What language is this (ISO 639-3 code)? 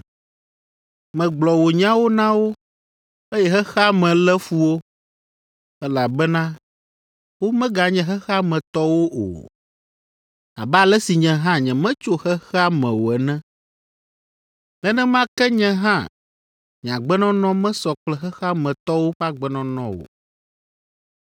ewe